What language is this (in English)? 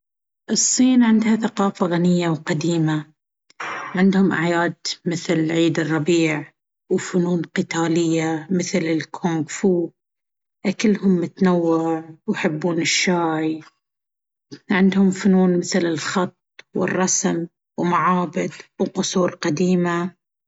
Baharna Arabic